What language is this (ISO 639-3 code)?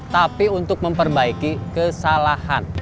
ind